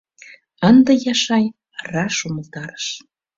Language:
Mari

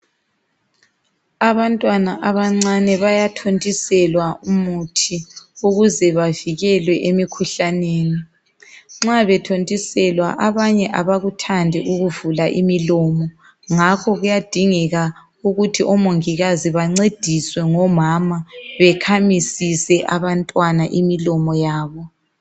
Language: North Ndebele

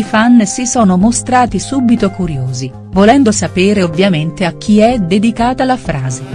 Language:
Italian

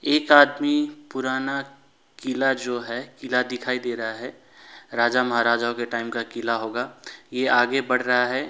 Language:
Hindi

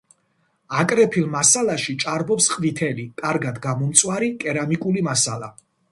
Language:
Georgian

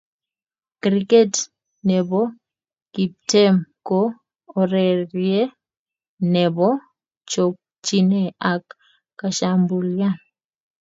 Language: Kalenjin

